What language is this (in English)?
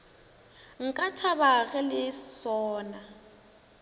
Northern Sotho